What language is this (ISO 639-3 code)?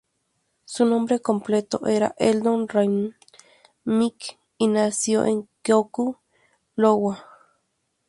spa